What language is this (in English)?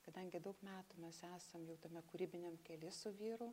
Lithuanian